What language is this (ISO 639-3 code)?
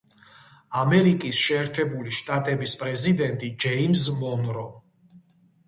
kat